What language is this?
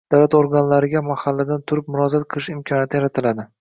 Uzbek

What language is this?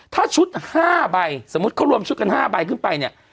Thai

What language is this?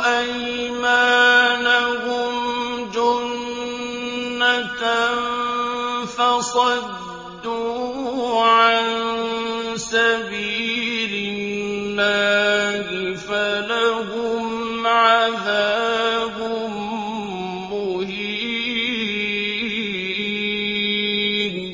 Arabic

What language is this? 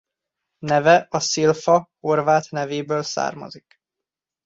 Hungarian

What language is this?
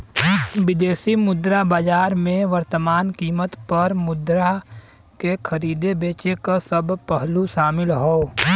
Bhojpuri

